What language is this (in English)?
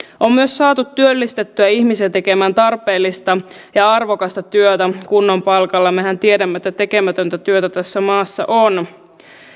Finnish